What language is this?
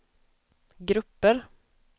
Swedish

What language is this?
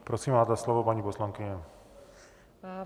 Czech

